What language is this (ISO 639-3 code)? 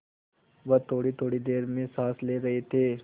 hin